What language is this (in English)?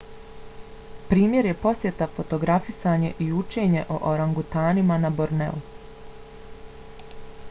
Bosnian